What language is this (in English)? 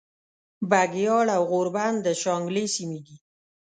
Pashto